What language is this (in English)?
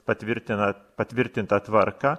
Lithuanian